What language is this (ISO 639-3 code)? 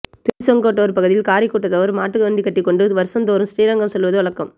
tam